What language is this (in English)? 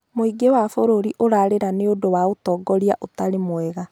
Kikuyu